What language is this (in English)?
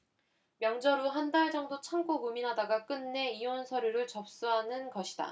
Korean